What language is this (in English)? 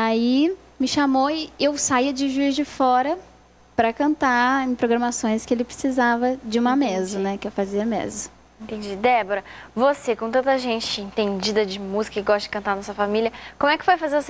Portuguese